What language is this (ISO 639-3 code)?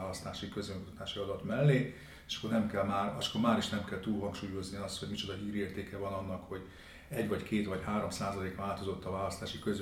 hun